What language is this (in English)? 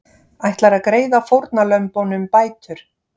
Icelandic